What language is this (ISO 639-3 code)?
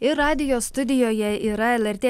lit